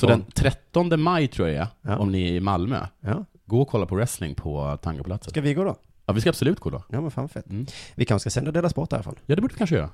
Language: Swedish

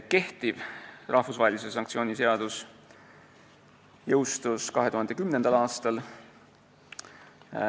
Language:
Estonian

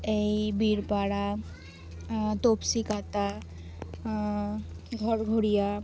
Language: Bangla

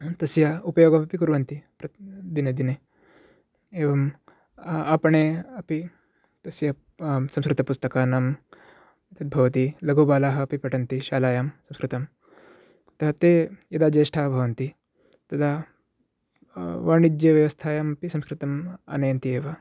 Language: Sanskrit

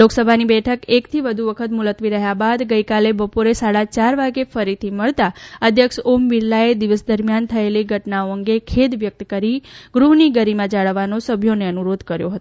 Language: Gujarati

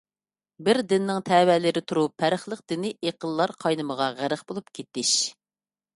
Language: Uyghur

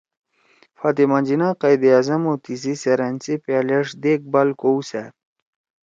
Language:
Torwali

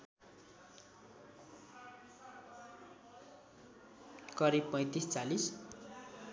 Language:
Nepali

